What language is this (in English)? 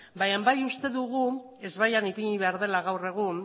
Basque